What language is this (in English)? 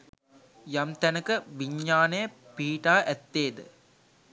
Sinhala